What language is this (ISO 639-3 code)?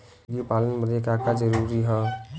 bho